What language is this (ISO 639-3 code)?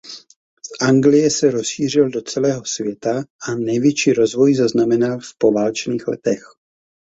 ces